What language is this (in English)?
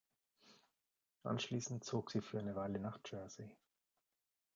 German